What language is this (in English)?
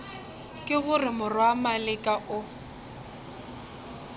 Northern Sotho